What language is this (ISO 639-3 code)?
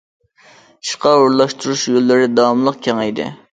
uig